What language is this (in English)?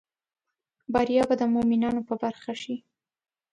Pashto